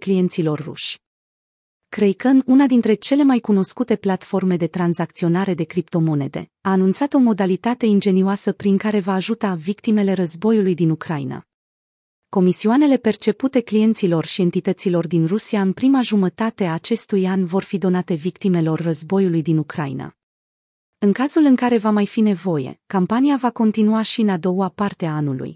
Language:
Romanian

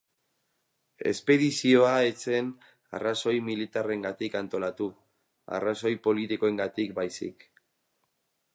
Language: Basque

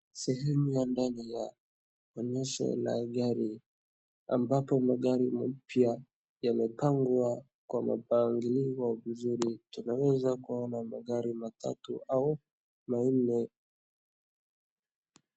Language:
Swahili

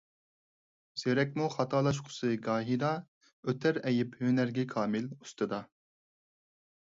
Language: Uyghur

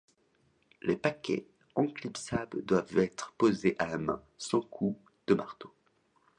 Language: French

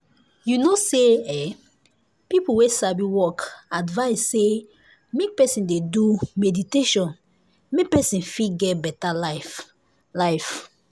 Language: Nigerian Pidgin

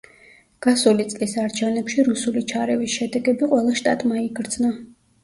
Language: Georgian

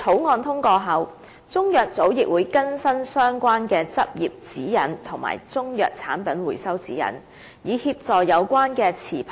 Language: Cantonese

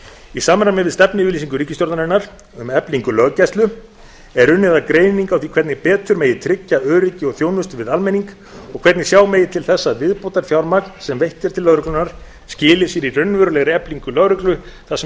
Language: Icelandic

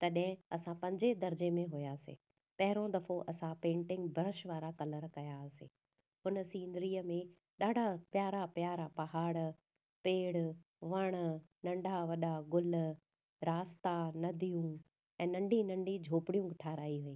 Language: Sindhi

